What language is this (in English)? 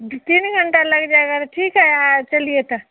Hindi